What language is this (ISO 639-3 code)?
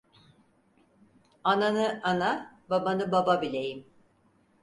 tur